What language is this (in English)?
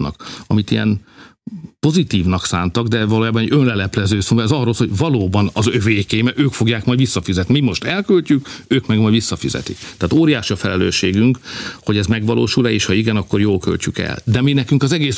Hungarian